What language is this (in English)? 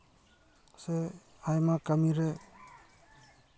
Santali